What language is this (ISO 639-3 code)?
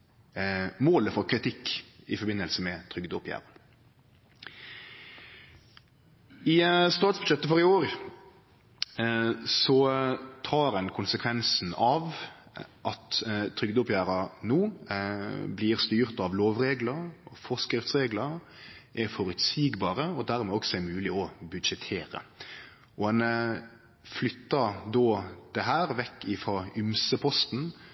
nno